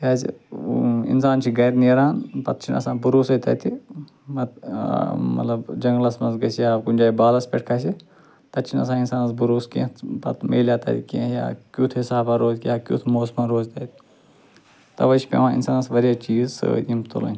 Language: Kashmiri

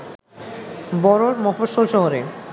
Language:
Bangla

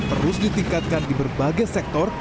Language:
Indonesian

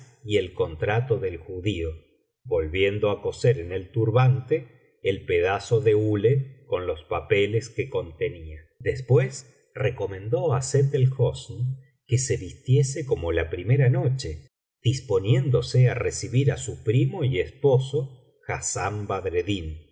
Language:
Spanish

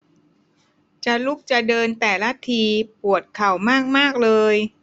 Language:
Thai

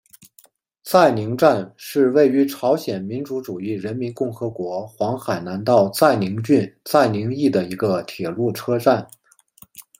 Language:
Chinese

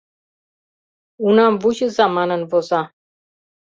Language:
Mari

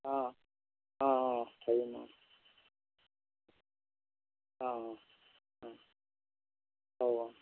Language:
Assamese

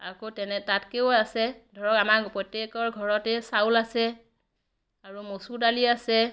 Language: Assamese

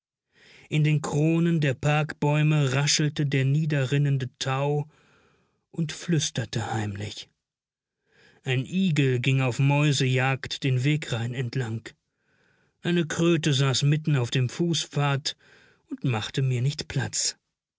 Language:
German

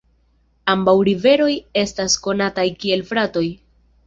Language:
Esperanto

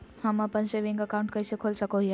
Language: Magahi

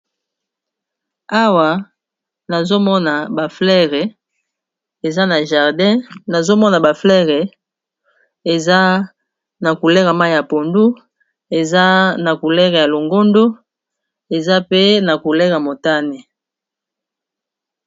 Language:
Lingala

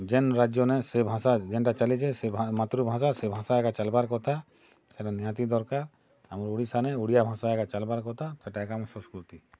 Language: Odia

